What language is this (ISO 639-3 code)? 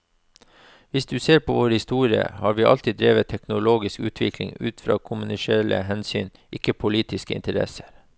nor